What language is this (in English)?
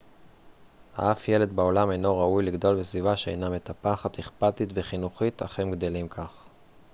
Hebrew